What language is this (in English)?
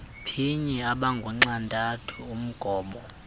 Xhosa